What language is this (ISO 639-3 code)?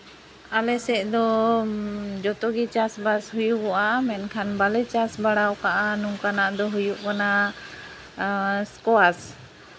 sat